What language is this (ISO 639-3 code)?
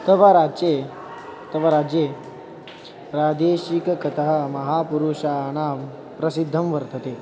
san